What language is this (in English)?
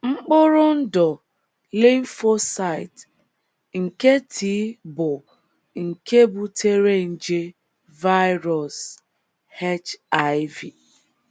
Igbo